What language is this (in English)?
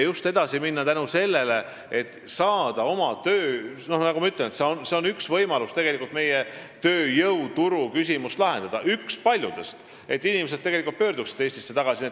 Estonian